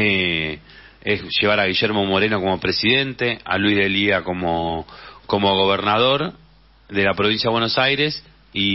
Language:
Spanish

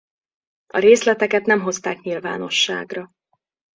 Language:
Hungarian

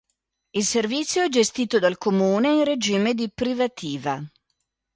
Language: Italian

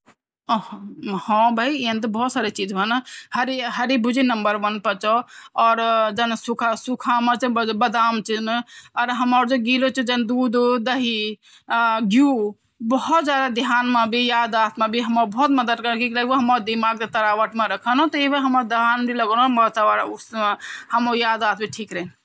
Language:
Garhwali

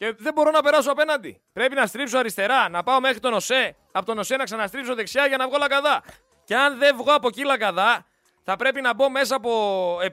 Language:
Greek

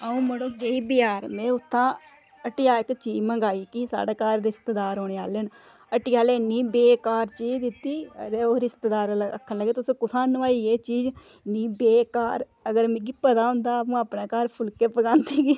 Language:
Dogri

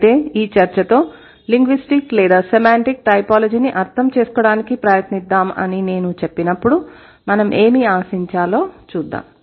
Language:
Telugu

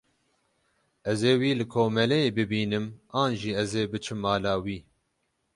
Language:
Kurdish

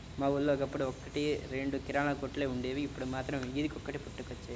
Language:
Telugu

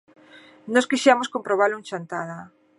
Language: Galician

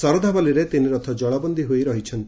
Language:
Odia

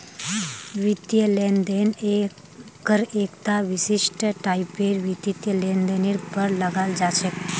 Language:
Magahi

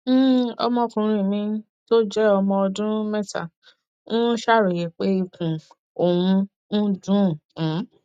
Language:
Yoruba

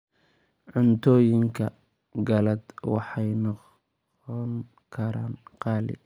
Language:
Somali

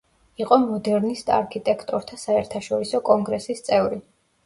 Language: Georgian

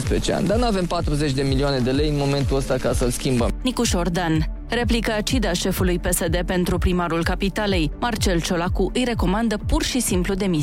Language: Romanian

